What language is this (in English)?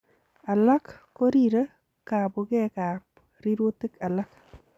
Kalenjin